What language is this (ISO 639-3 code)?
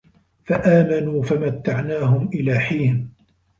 ara